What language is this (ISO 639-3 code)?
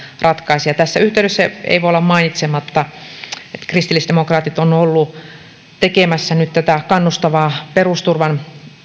fin